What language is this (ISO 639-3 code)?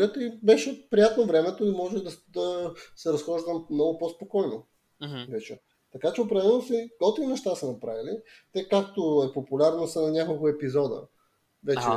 bul